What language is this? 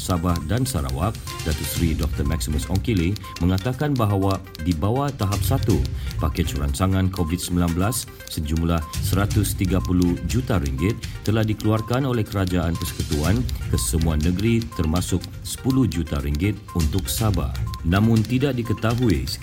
Malay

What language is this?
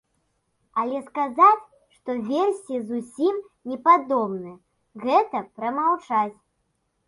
Belarusian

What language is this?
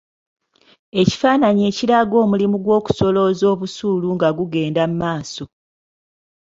Ganda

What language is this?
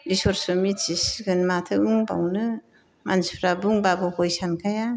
Bodo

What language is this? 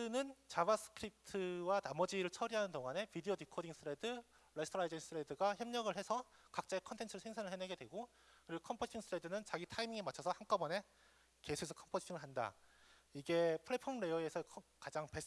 Korean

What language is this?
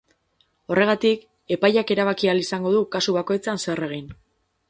Basque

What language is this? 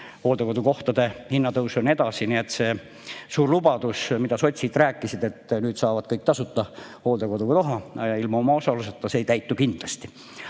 Estonian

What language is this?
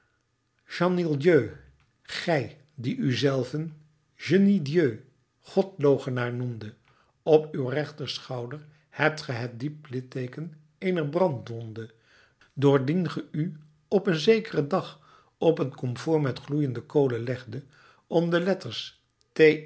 Dutch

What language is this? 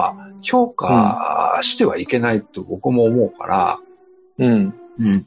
Japanese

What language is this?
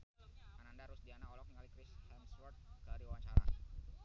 Sundanese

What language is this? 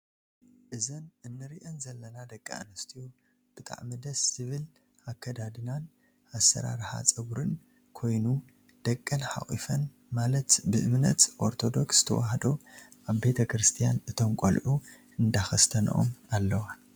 Tigrinya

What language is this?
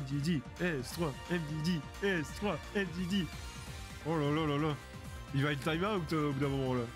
French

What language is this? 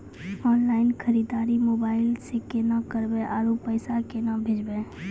Maithili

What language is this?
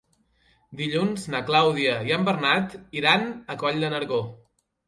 Catalan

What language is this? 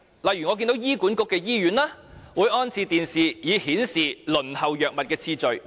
Cantonese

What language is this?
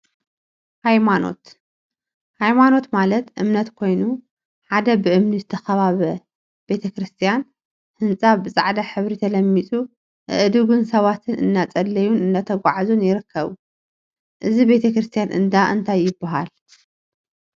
Tigrinya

